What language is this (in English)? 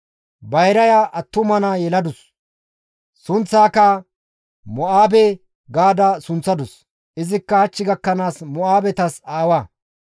Gamo